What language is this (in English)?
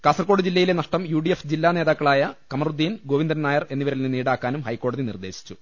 Malayalam